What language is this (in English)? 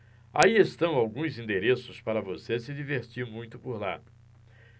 Portuguese